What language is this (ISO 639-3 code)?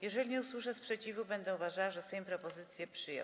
pol